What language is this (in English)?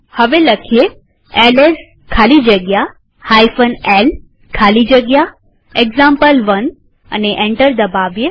Gujarati